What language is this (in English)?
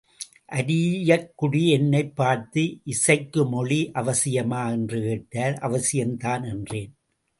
Tamil